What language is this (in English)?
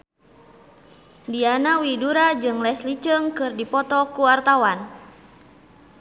Sundanese